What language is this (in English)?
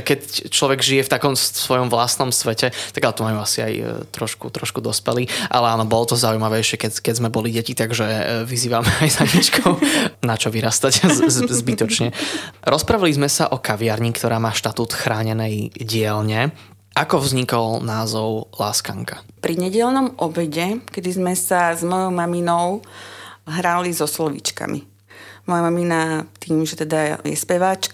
Slovak